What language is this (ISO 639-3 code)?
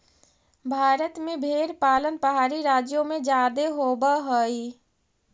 mag